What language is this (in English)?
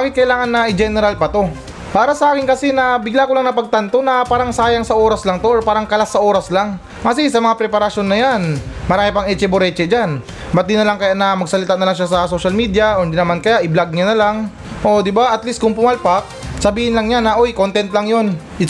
Filipino